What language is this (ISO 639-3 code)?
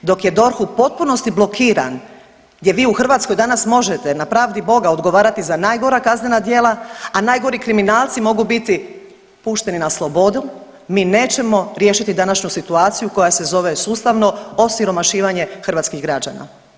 hrv